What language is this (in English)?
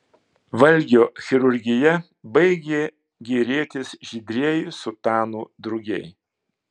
Lithuanian